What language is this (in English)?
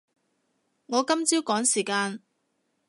Cantonese